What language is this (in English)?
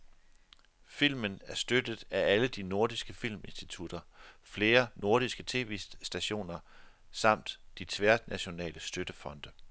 Danish